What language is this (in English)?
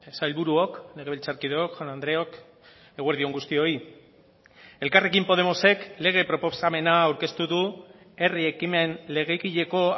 Basque